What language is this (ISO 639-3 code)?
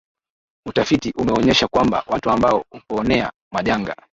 swa